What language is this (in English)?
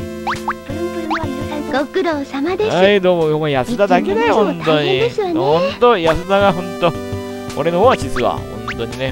Japanese